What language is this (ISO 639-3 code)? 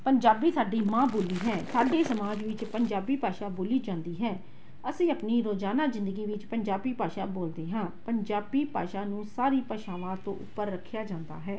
pan